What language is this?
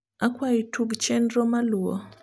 Luo (Kenya and Tanzania)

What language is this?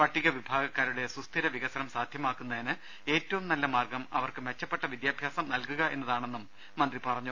Malayalam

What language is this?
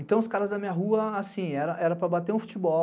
Portuguese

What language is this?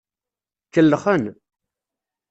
Kabyle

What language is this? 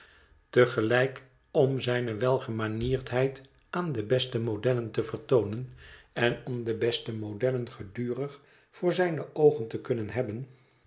Dutch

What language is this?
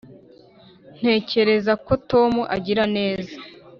Kinyarwanda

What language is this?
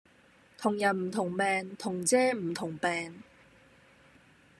Cantonese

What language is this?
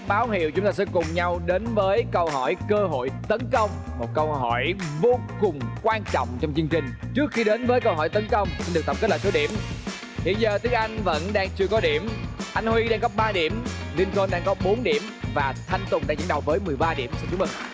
Vietnamese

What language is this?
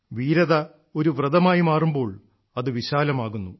Malayalam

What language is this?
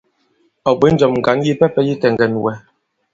Bankon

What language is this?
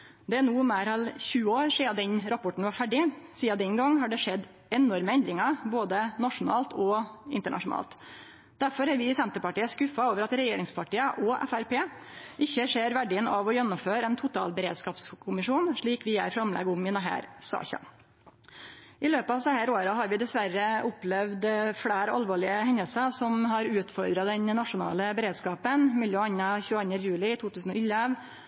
Norwegian Nynorsk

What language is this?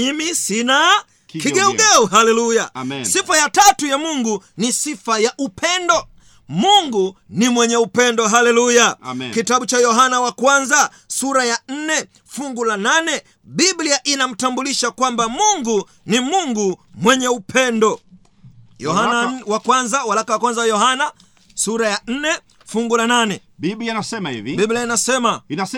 Swahili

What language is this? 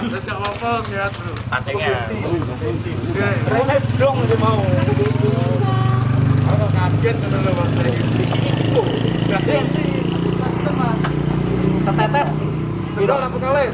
Indonesian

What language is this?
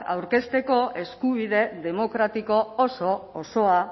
Basque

